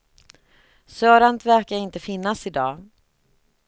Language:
Swedish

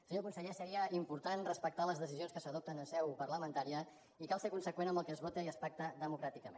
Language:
Catalan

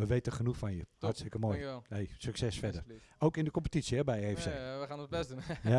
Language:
Dutch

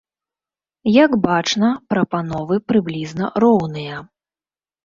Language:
Belarusian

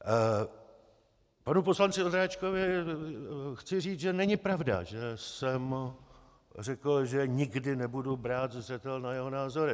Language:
Czech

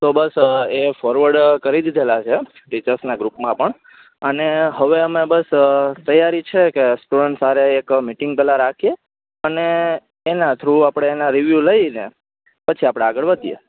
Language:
Gujarati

